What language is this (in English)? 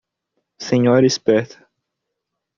Portuguese